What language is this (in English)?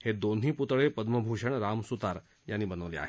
Marathi